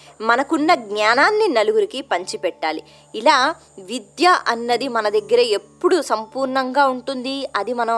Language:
Telugu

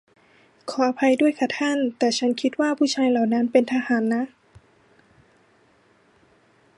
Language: Thai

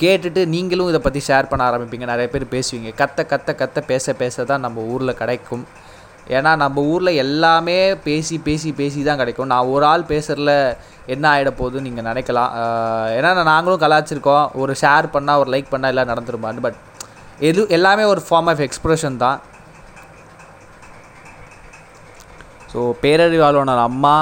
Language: Tamil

